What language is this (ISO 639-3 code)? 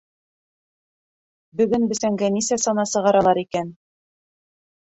bak